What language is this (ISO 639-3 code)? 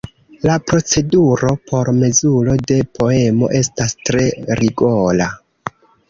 epo